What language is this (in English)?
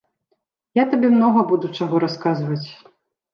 Belarusian